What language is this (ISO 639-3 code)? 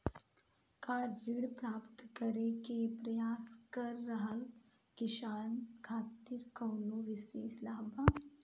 bho